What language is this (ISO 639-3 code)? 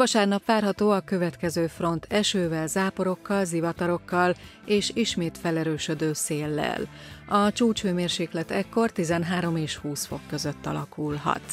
hun